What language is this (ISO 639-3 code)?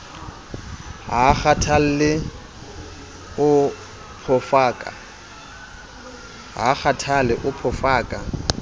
sot